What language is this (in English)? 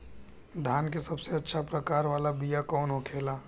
Bhojpuri